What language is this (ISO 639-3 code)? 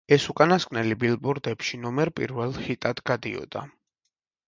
kat